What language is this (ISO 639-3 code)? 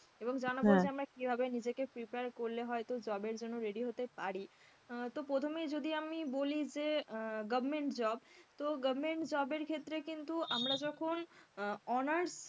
ben